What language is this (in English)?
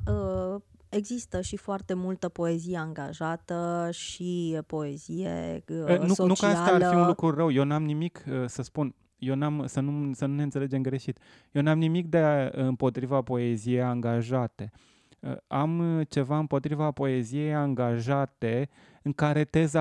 Romanian